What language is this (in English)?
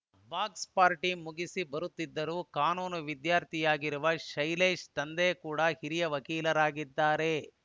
Kannada